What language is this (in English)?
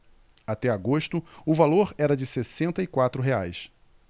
Portuguese